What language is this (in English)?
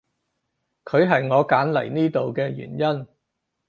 Cantonese